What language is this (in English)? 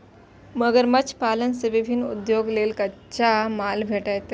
Maithili